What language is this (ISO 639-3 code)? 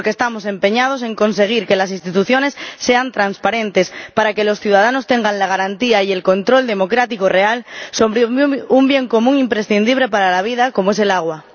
spa